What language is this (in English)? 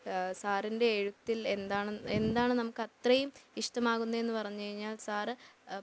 Malayalam